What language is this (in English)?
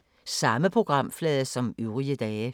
Danish